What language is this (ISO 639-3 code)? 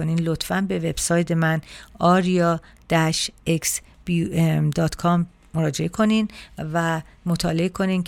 fas